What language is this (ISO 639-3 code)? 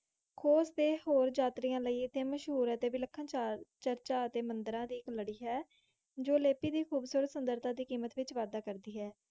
pan